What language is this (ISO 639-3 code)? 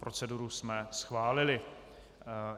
ces